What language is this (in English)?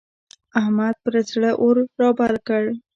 Pashto